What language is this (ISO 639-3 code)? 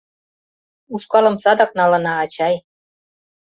chm